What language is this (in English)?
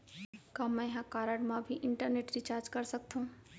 Chhattisgarhi